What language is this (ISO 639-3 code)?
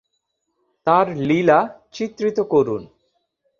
ben